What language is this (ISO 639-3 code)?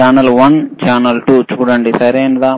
tel